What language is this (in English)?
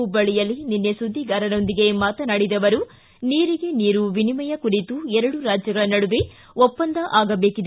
Kannada